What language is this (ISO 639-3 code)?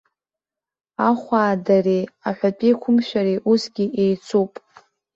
abk